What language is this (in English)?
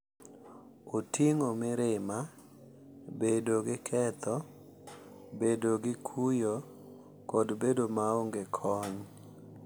Luo (Kenya and Tanzania)